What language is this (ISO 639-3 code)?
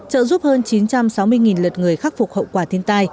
vie